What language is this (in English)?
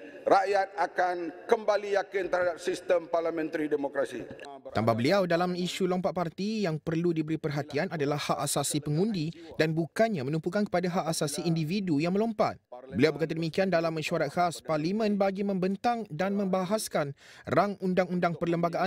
Malay